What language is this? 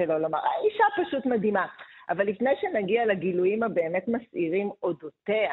Hebrew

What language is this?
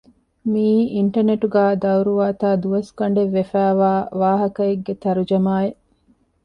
Divehi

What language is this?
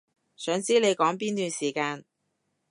Cantonese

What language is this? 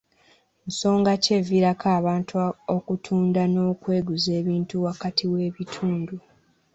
Ganda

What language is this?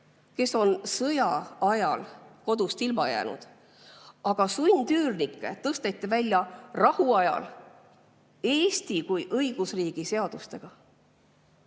Estonian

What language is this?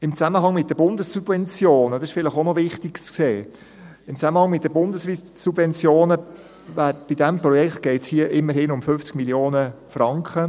Swiss German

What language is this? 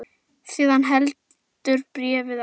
Icelandic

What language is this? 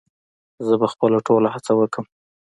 Pashto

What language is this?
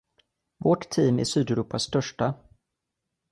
Swedish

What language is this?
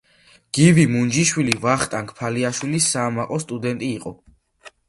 Georgian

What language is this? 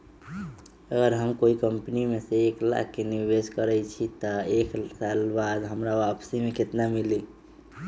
Magahi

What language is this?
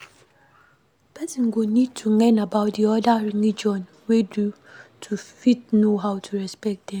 Nigerian Pidgin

